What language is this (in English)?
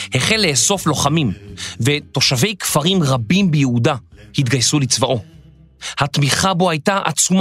Hebrew